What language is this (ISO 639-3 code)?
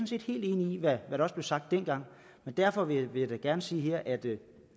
dan